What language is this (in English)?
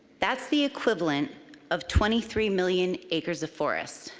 English